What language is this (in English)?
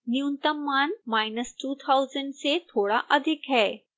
Hindi